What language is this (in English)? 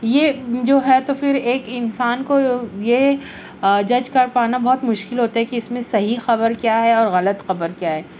Urdu